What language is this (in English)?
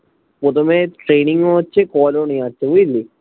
Bangla